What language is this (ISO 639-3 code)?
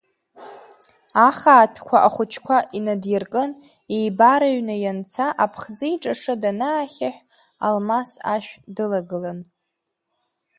abk